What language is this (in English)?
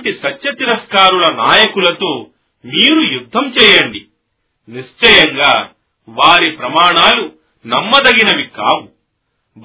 Telugu